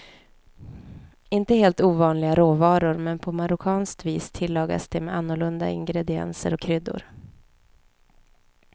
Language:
Swedish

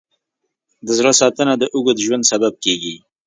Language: Pashto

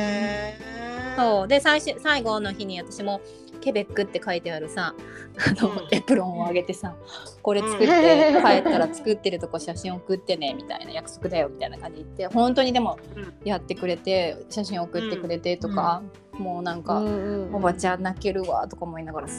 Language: Japanese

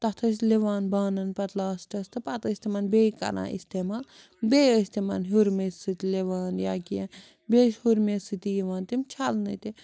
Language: Kashmiri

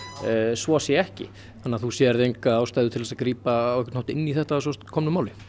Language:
Icelandic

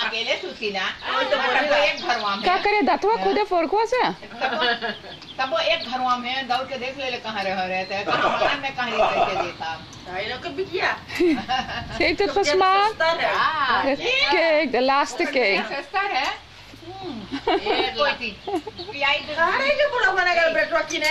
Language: Dutch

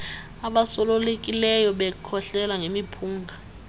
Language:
Xhosa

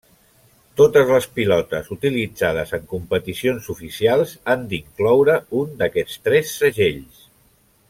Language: Catalan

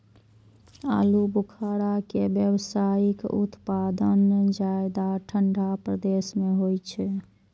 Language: Maithili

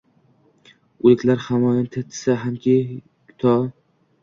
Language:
Uzbek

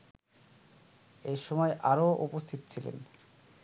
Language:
Bangla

